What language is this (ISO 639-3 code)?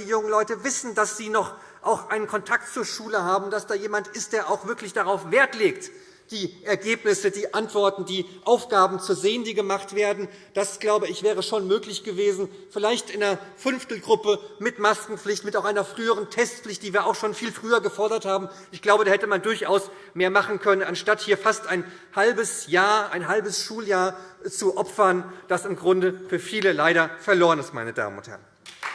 deu